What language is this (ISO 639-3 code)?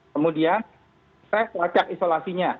ind